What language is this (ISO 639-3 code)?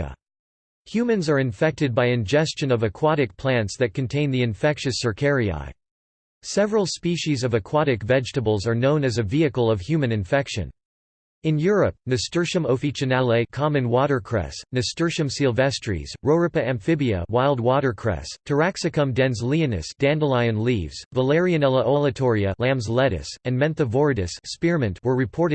eng